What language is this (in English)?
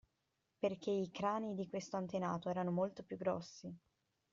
Italian